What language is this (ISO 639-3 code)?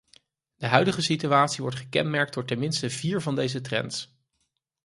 nld